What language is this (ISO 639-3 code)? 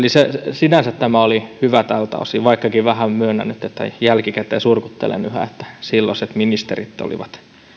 fin